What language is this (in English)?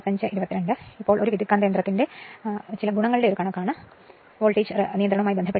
Malayalam